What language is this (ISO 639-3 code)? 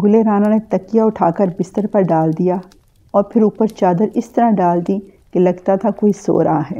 urd